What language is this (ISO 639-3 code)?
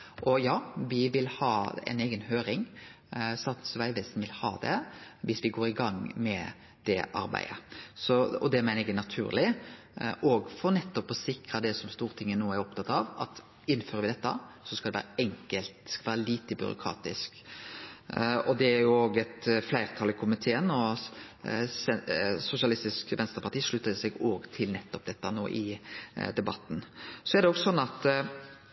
nno